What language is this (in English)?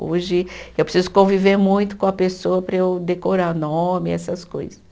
Portuguese